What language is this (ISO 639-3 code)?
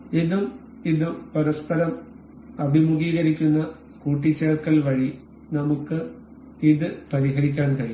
mal